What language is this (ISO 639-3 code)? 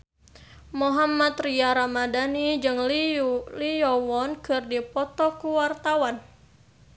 sun